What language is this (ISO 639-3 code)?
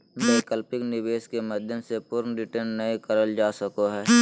mag